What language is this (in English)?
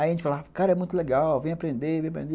Portuguese